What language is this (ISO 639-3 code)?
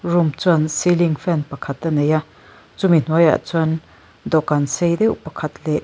lus